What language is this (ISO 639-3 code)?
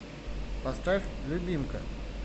rus